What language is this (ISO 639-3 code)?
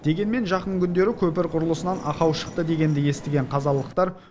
kaz